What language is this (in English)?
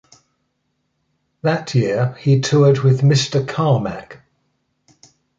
English